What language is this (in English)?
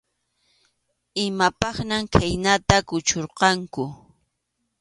Arequipa-La Unión Quechua